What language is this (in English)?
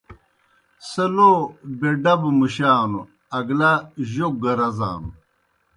Kohistani Shina